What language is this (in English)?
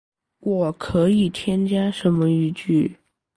Chinese